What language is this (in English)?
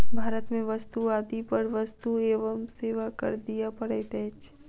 Maithili